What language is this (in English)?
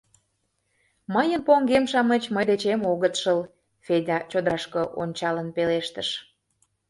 Mari